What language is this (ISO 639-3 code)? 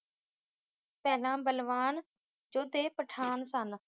pan